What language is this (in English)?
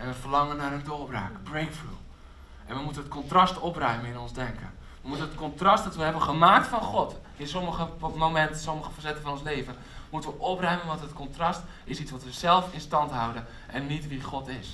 Dutch